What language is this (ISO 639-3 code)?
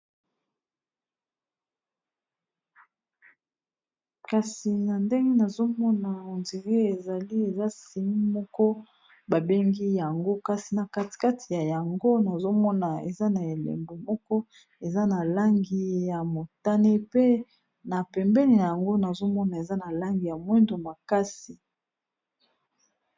lin